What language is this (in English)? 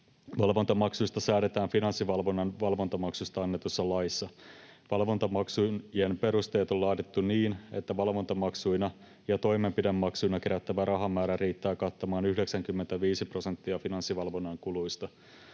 Finnish